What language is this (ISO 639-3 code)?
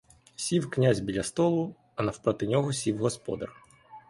ukr